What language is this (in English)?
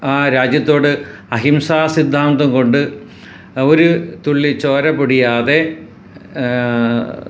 Malayalam